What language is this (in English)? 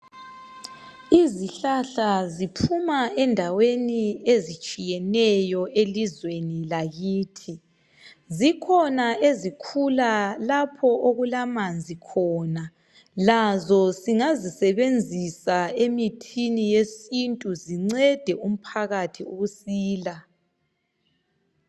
North Ndebele